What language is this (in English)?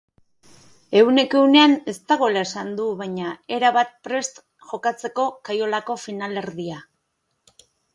Basque